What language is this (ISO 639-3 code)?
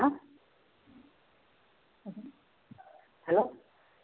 pan